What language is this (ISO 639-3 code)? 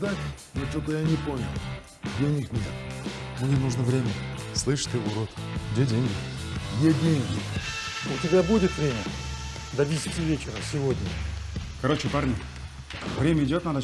rus